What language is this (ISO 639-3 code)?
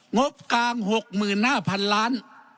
tha